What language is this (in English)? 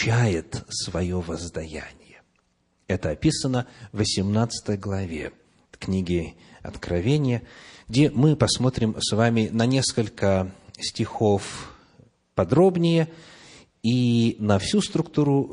Russian